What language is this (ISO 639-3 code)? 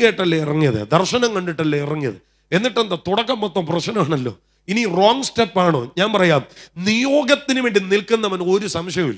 ara